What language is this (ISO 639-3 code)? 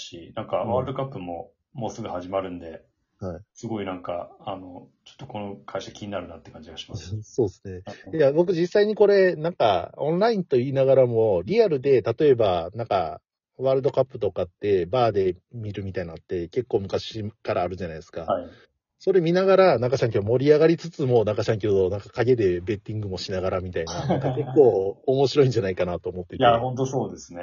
jpn